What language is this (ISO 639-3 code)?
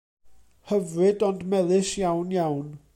cym